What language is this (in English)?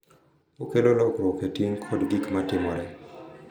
Luo (Kenya and Tanzania)